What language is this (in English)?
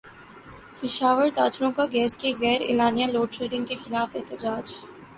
Urdu